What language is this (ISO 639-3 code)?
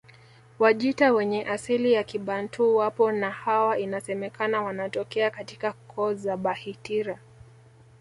swa